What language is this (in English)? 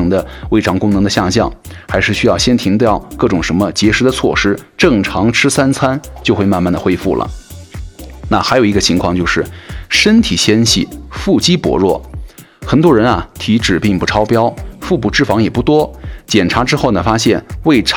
Chinese